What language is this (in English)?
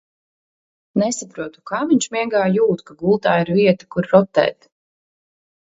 Latvian